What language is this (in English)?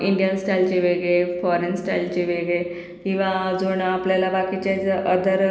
Marathi